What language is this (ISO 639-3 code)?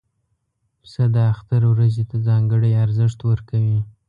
pus